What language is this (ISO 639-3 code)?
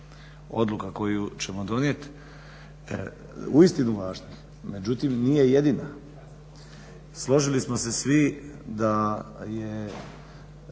hrv